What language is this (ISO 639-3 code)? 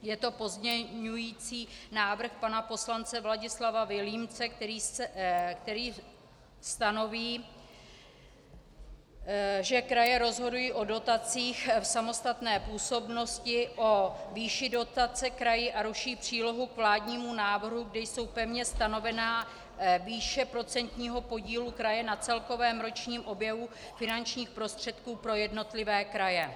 ces